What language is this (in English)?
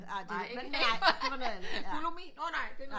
Danish